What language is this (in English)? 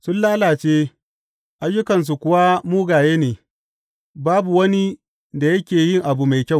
Hausa